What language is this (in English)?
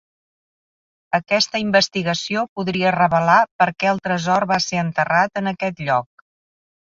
Catalan